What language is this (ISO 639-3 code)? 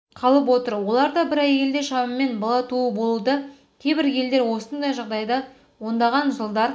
kaz